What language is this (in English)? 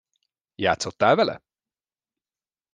Hungarian